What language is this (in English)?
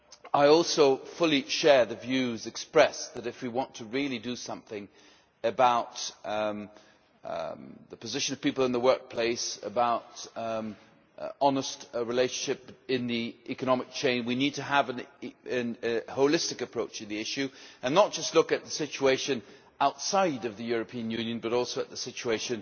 English